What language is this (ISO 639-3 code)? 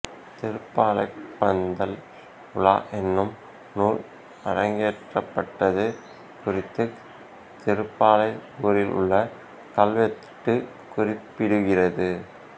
tam